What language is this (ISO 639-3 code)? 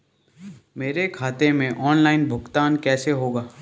hin